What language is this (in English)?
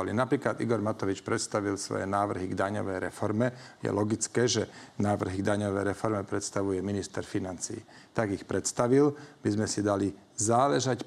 Slovak